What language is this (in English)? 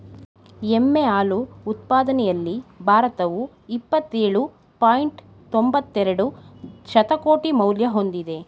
Kannada